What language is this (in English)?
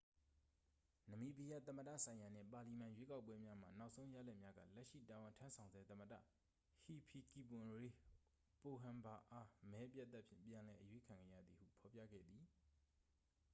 Burmese